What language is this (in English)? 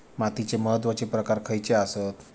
Marathi